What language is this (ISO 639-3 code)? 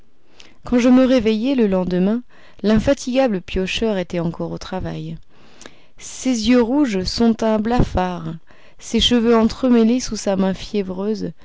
fra